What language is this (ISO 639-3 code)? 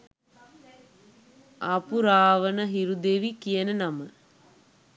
sin